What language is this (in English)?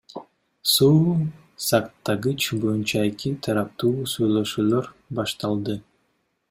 Kyrgyz